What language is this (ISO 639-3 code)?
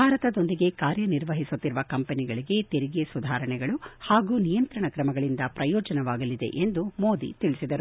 kan